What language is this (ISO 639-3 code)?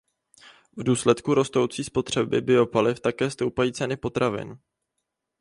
ces